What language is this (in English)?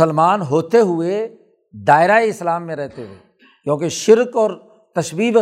Urdu